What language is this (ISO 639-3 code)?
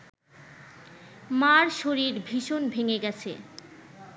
ben